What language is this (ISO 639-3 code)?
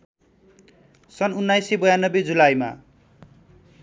nep